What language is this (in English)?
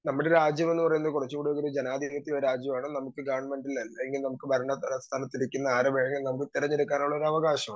Malayalam